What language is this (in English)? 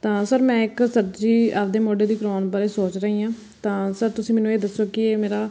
Punjabi